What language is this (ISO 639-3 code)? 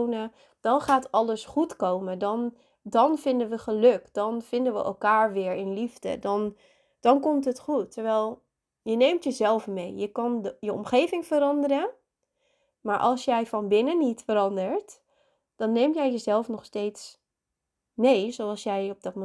nld